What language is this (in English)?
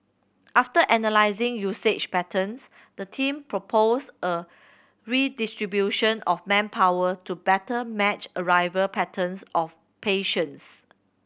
English